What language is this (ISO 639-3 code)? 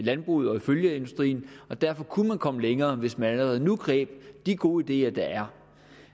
dan